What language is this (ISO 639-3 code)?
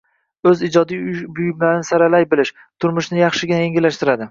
uzb